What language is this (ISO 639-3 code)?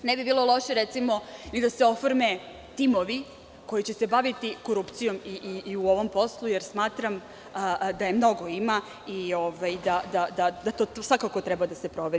srp